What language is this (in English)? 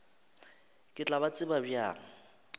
Northern Sotho